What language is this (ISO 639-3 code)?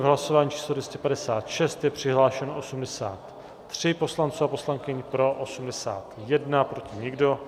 ces